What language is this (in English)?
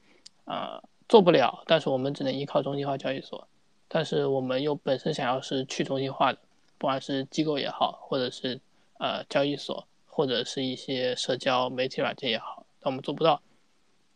Chinese